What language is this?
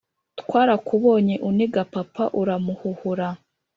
Kinyarwanda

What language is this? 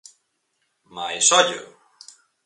Galician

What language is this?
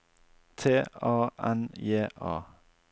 Norwegian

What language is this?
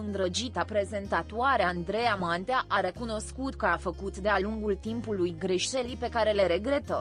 Romanian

